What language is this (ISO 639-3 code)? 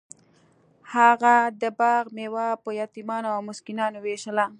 pus